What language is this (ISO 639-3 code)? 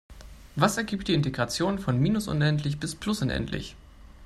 deu